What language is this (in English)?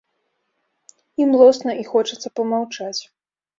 Belarusian